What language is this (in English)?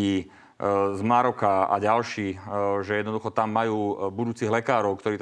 Slovak